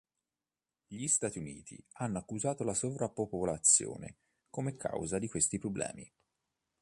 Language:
Italian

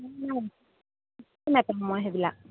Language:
Assamese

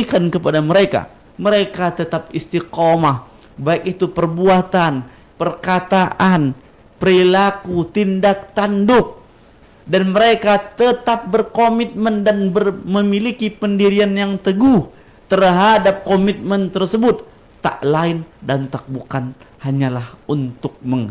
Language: Indonesian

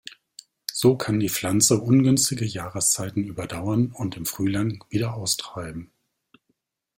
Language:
German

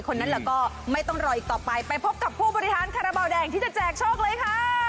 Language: Thai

